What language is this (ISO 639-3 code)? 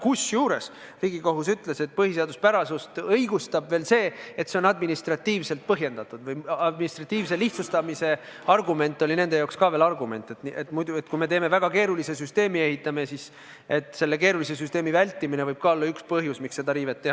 est